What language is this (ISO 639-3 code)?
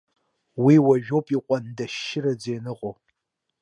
abk